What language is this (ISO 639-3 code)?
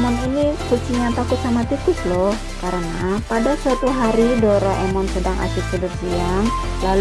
ind